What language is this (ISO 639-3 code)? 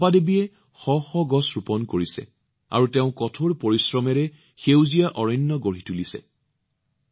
asm